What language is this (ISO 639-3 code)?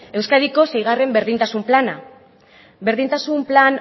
eus